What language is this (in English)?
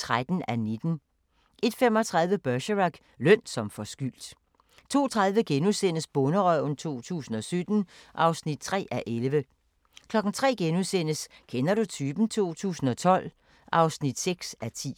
Danish